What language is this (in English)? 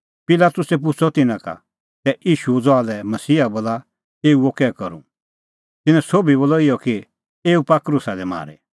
Kullu Pahari